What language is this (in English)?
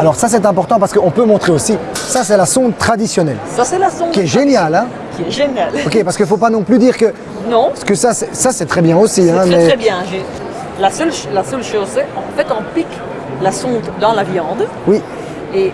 French